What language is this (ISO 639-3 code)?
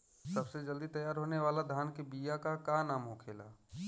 bho